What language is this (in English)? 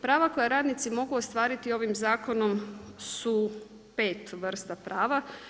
Croatian